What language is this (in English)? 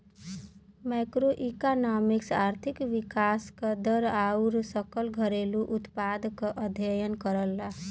Bhojpuri